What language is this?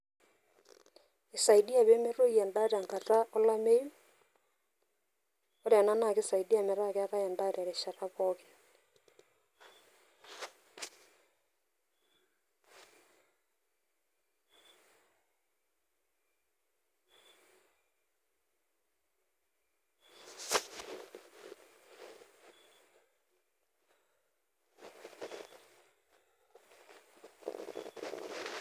Masai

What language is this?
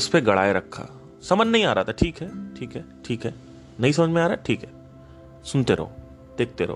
Hindi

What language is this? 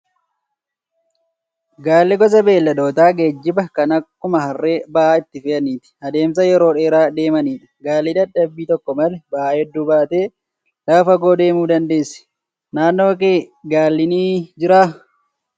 Oromo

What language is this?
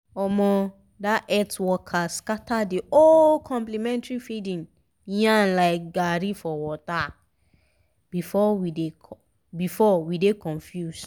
Nigerian Pidgin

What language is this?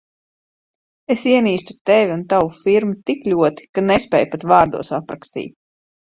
Latvian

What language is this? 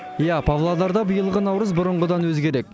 Kazakh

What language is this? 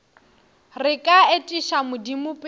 Northern Sotho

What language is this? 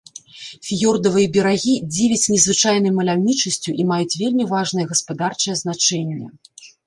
Belarusian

